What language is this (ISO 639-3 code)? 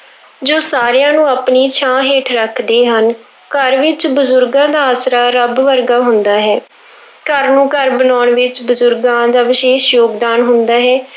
pan